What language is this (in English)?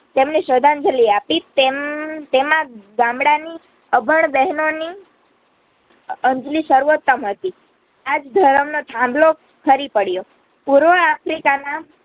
Gujarati